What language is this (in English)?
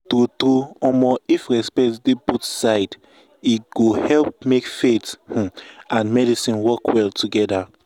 Nigerian Pidgin